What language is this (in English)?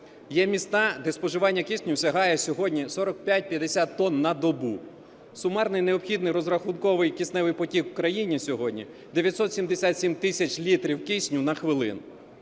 Ukrainian